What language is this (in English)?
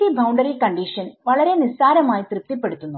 Malayalam